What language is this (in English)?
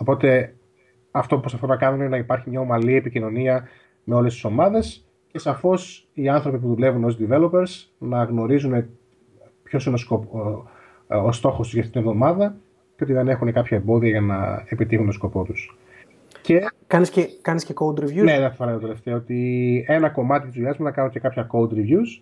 Greek